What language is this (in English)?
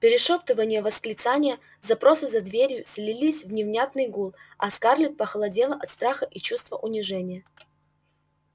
Russian